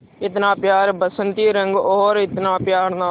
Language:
Hindi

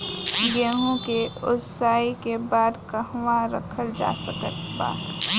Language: Bhojpuri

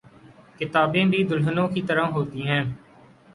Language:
Urdu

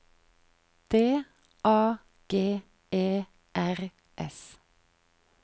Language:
Norwegian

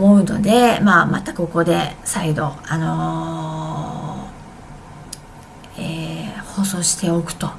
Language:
Japanese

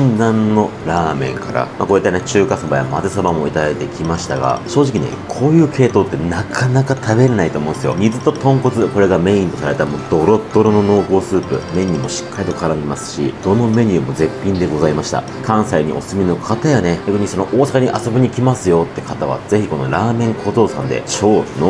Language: Japanese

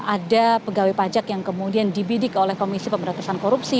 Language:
Indonesian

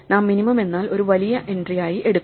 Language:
Malayalam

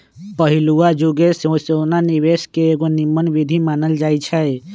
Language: Magahi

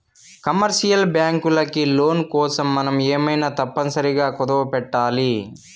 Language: Telugu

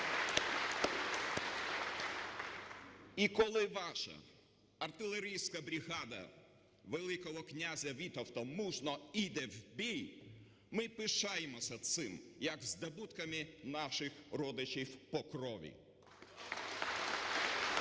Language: Ukrainian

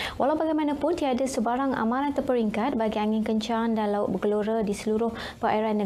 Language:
Malay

